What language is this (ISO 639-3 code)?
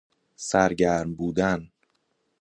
fas